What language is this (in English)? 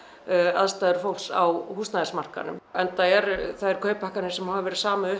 Icelandic